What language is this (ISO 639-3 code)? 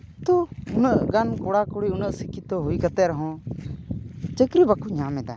sat